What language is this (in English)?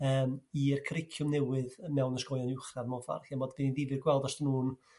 Welsh